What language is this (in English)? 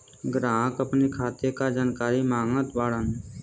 Bhojpuri